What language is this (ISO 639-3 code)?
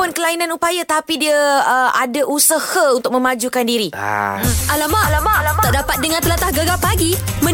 msa